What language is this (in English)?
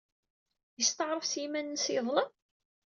Kabyle